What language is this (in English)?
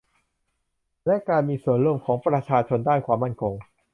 Thai